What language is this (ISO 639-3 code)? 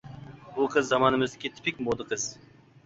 uig